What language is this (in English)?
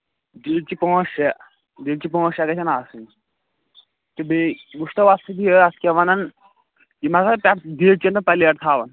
Kashmiri